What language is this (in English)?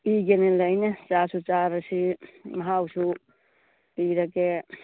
Manipuri